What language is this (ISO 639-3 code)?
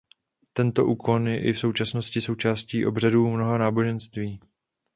ces